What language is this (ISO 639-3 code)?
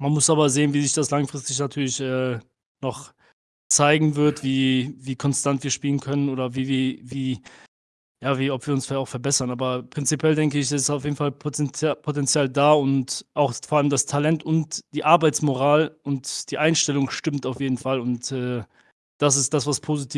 deu